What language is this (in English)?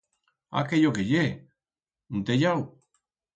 Aragonese